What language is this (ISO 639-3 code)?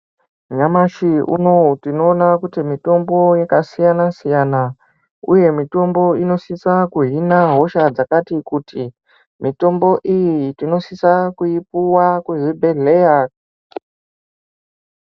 ndc